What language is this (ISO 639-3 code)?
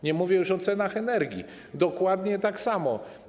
pol